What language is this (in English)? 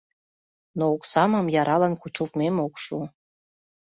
Mari